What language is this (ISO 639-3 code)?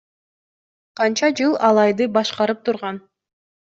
kir